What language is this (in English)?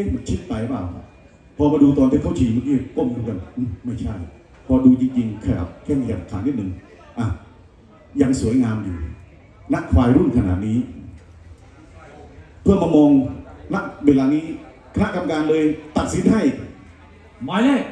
Thai